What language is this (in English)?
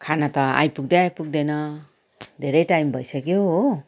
Nepali